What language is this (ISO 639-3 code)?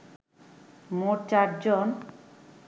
ben